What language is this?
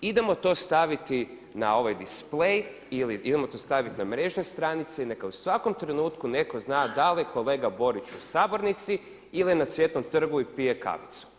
Croatian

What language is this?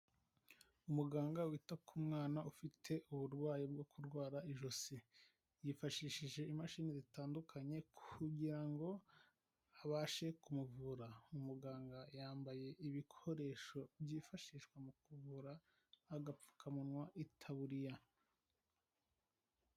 Kinyarwanda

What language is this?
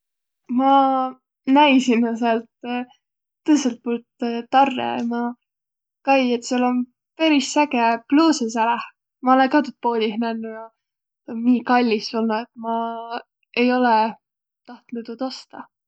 Võro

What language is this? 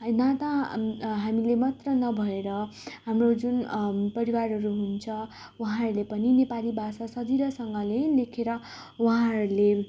Nepali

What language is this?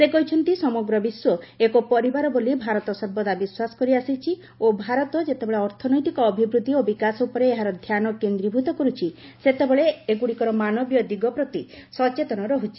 Odia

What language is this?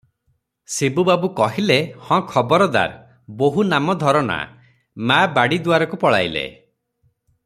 Odia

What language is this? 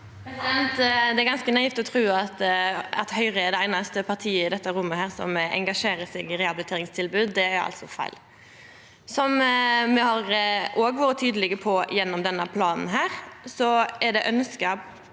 Norwegian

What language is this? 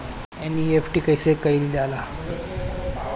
Bhojpuri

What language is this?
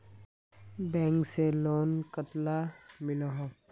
Magahi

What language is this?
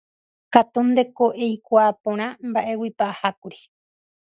Guarani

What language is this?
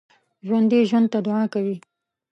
Pashto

